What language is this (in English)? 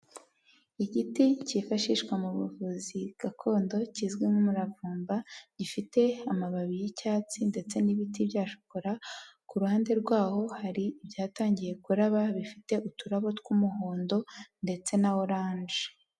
Kinyarwanda